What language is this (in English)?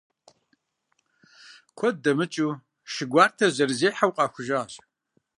Kabardian